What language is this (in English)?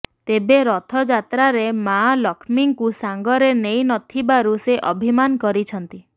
Odia